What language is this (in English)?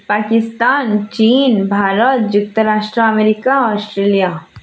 Odia